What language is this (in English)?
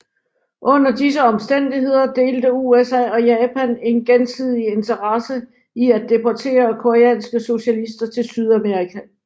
Danish